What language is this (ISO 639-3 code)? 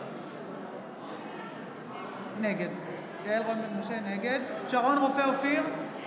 heb